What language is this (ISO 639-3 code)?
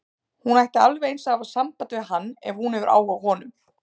isl